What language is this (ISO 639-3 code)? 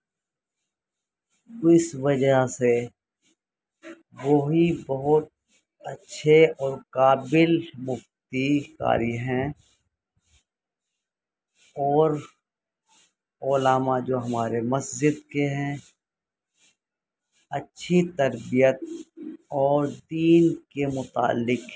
urd